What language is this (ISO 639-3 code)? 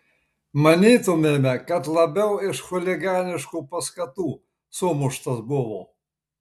lit